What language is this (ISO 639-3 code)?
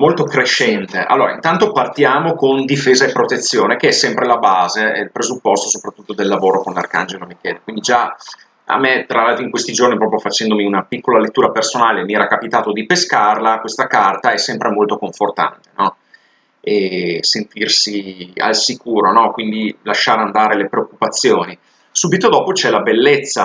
ita